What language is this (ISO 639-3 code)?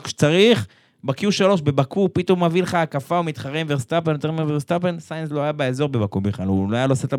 heb